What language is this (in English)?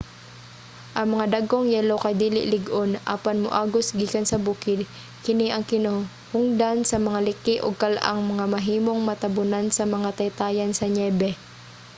Cebuano